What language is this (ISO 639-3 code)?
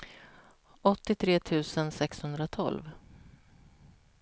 swe